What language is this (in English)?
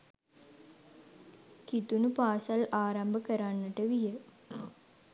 Sinhala